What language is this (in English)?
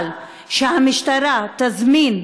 Hebrew